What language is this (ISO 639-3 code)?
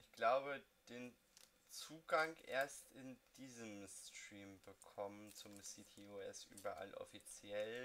deu